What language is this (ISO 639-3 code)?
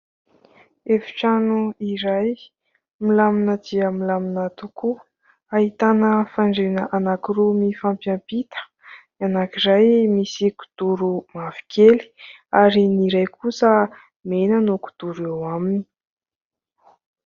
mlg